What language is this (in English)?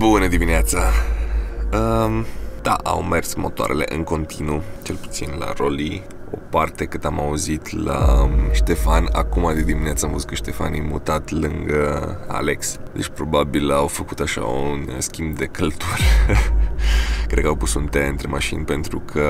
Romanian